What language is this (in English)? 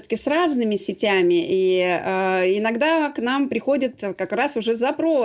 Russian